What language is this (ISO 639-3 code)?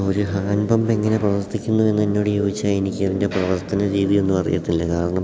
mal